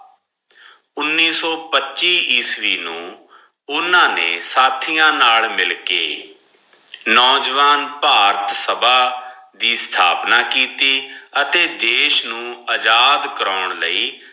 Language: Punjabi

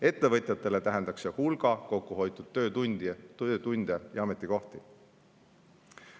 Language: Estonian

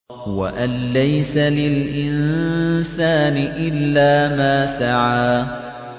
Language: Arabic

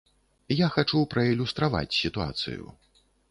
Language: Belarusian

